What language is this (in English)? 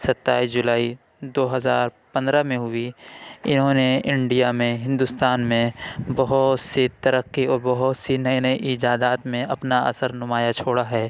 Urdu